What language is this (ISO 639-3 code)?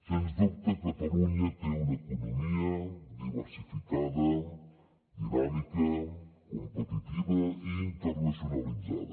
cat